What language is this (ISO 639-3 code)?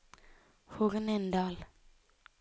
nor